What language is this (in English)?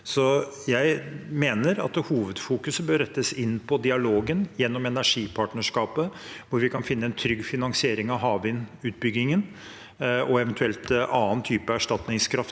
Norwegian